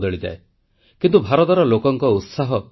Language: Odia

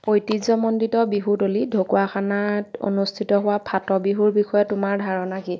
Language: Assamese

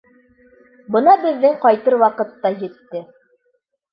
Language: Bashkir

